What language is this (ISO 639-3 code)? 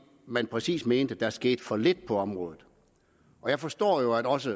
dan